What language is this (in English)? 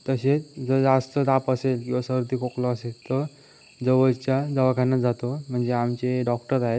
Marathi